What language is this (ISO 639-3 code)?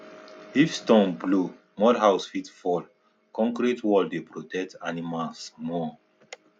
pcm